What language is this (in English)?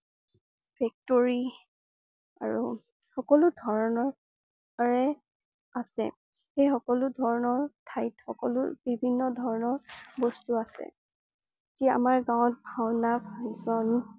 Assamese